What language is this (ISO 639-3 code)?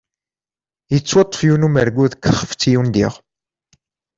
kab